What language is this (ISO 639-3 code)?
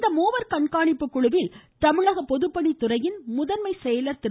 tam